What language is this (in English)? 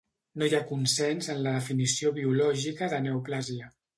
Catalan